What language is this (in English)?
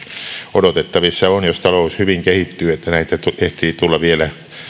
Finnish